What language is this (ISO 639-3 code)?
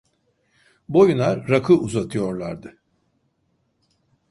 tur